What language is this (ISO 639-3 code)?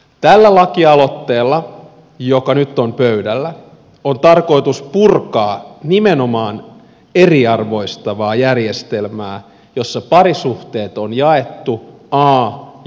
fin